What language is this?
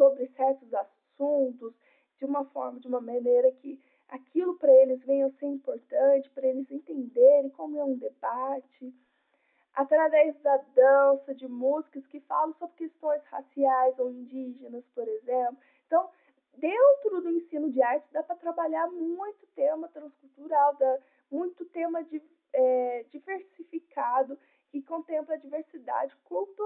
Portuguese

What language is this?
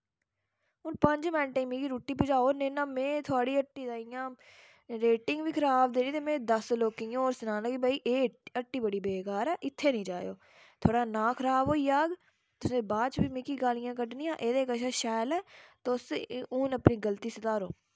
Dogri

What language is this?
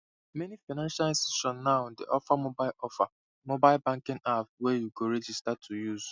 Nigerian Pidgin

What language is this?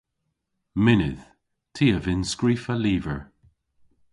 Cornish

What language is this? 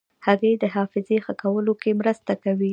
Pashto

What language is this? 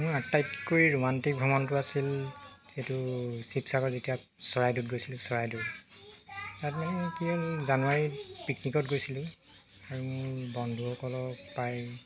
Assamese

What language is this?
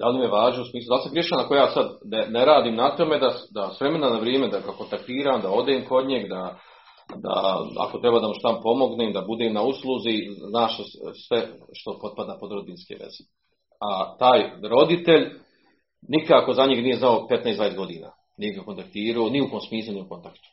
Croatian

